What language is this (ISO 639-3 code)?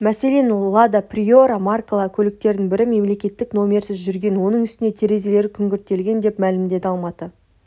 kaz